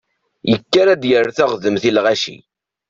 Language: Kabyle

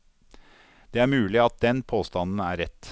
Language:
Norwegian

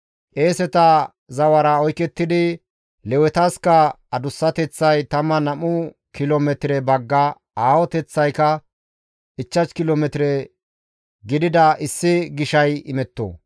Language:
Gamo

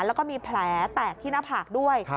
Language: Thai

